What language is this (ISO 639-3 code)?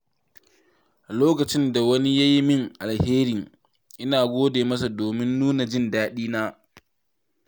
hau